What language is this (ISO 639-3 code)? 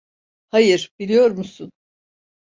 tur